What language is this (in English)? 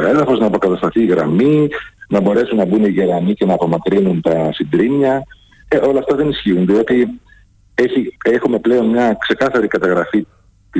Greek